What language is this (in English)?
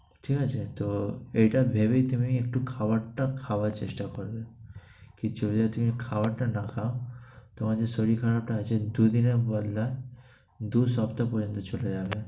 Bangla